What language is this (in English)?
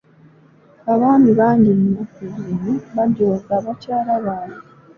Ganda